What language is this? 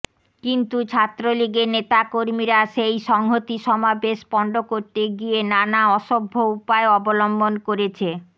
Bangla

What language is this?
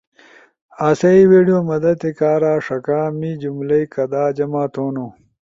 Ushojo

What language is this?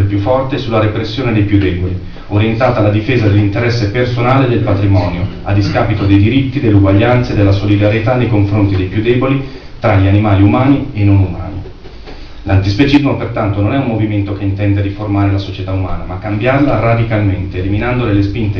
Italian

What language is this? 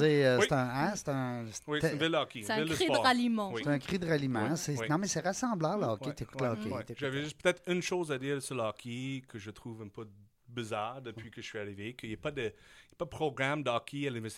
French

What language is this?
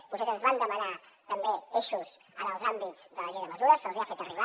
Catalan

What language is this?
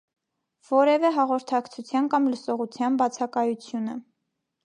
Armenian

